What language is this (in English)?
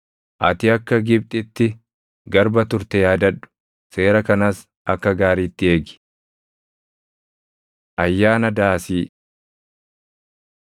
Oromo